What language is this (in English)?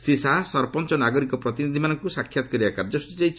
Odia